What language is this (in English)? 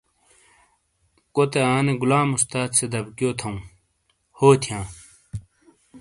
Shina